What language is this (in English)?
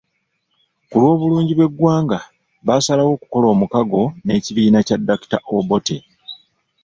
Ganda